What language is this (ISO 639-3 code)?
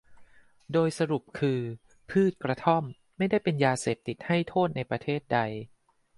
tha